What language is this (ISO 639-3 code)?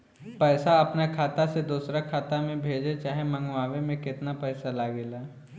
bho